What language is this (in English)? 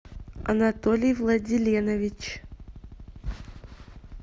Russian